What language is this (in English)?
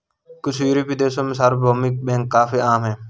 Hindi